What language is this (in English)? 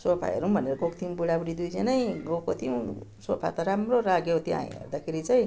Nepali